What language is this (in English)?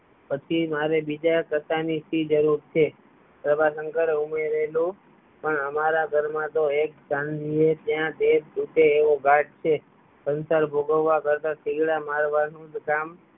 Gujarati